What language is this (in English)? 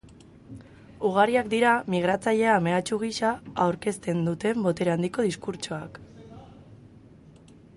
Basque